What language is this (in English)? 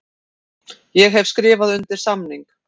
Icelandic